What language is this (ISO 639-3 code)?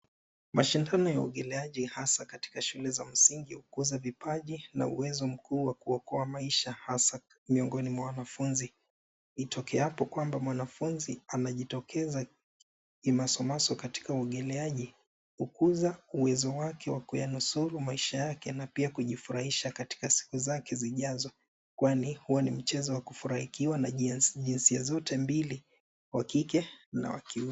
swa